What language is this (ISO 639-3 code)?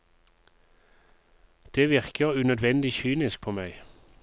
nor